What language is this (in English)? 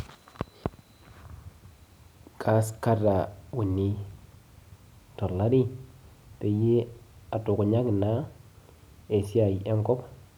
Masai